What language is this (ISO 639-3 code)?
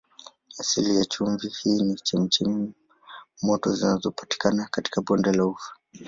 swa